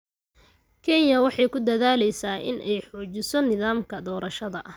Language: Somali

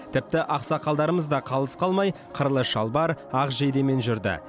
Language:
Kazakh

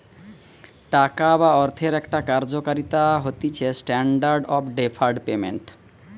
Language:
Bangla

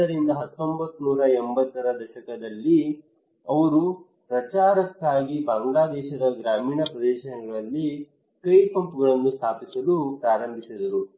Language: Kannada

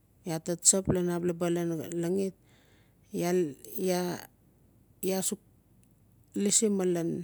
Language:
Notsi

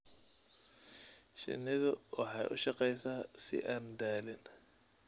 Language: Somali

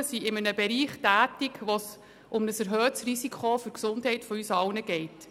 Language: Swiss German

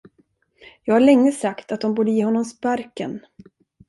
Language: Swedish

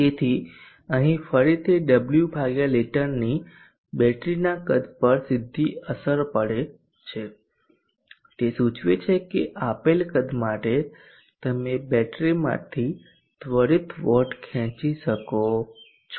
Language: Gujarati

